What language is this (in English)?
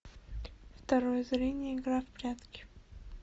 Russian